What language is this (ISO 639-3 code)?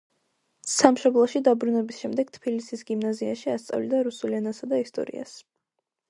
kat